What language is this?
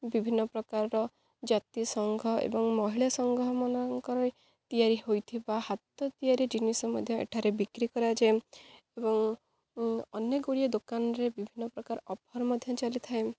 Odia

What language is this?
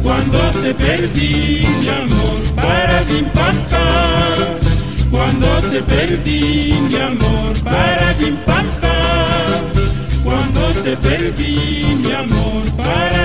Spanish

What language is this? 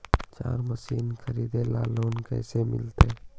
Magahi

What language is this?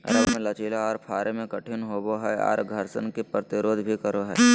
Magahi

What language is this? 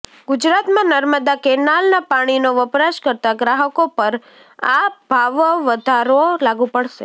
Gujarati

